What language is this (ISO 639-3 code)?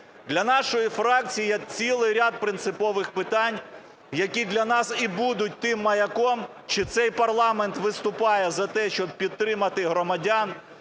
ukr